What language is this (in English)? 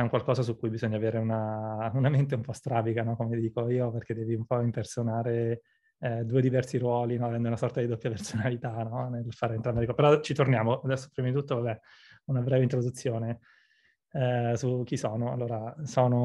Italian